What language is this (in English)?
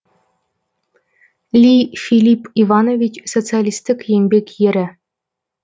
Kazakh